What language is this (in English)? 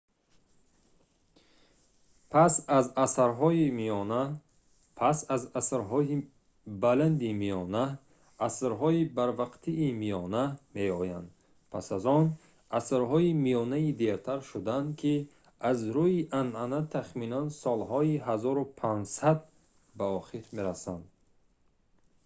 Tajik